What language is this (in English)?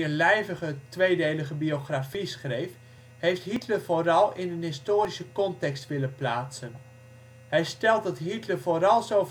Dutch